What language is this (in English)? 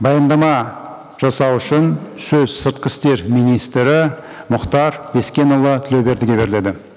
Kazakh